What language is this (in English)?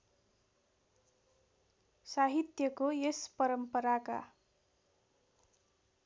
Nepali